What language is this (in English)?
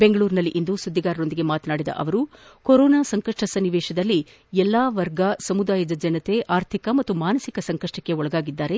Kannada